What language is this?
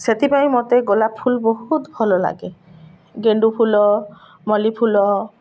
Odia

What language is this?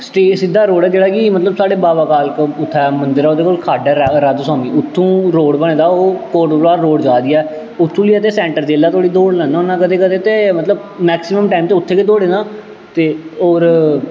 Dogri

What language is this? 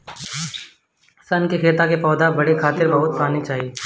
Bhojpuri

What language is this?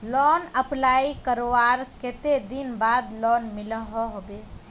Magahi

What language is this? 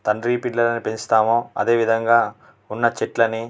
Telugu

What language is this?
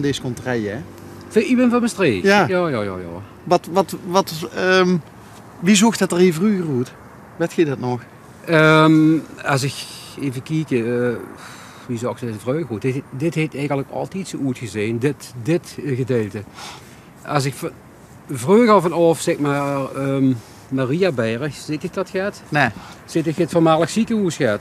Dutch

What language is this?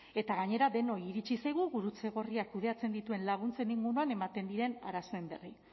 Basque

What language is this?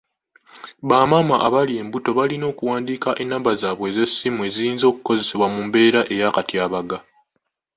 Ganda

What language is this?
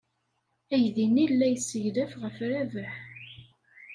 Kabyle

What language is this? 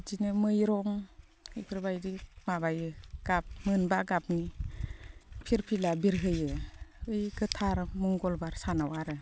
Bodo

